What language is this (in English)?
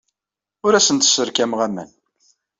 Kabyle